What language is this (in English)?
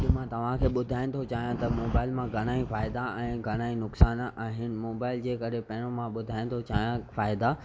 Sindhi